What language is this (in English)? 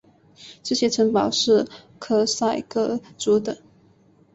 Chinese